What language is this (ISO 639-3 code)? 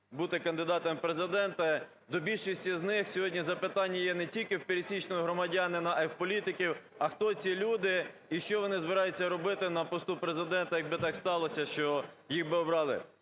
ukr